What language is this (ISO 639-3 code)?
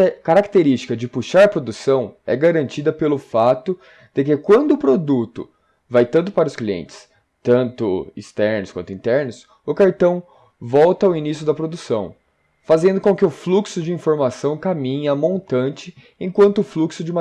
por